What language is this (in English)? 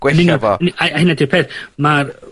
Welsh